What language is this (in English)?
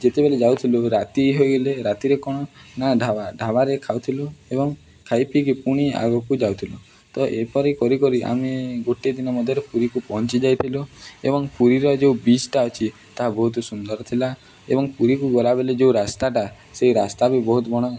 Odia